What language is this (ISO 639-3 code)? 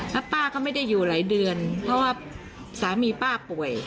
tha